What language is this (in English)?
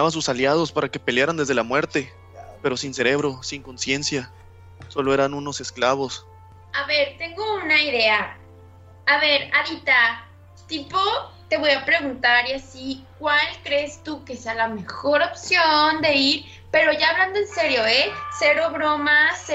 Spanish